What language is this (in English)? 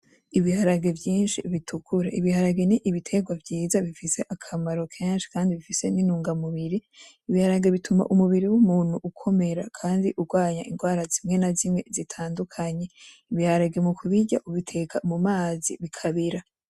Rundi